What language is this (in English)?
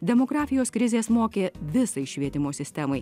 Lithuanian